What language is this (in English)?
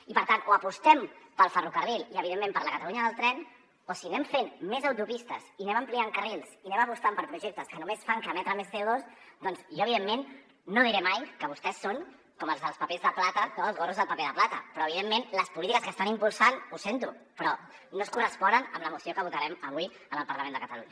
Catalan